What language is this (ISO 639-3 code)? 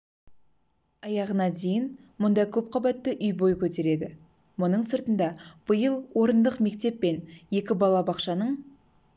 kaz